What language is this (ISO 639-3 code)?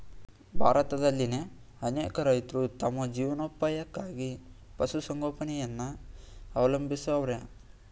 kan